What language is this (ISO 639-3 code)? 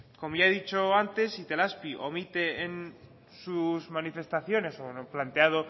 spa